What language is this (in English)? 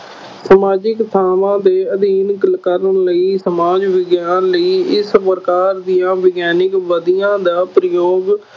Punjabi